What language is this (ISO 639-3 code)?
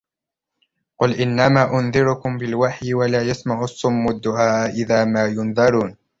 ara